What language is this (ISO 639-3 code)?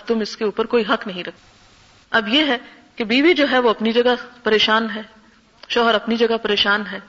urd